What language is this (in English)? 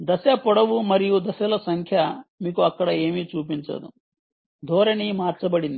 Telugu